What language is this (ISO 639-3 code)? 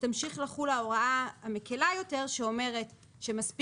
heb